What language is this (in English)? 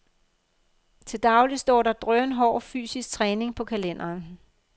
Danish